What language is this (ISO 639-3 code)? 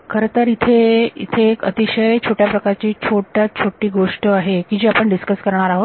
mar